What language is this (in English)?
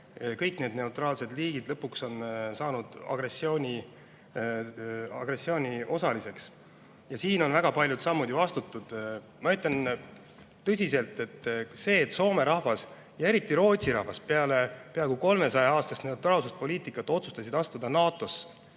Estonian